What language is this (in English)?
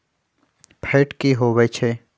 Magahi